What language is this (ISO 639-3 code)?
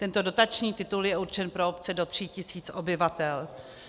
ces